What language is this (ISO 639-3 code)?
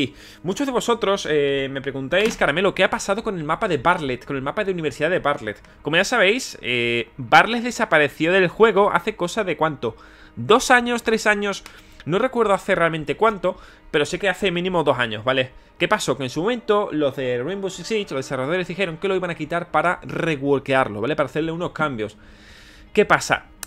spa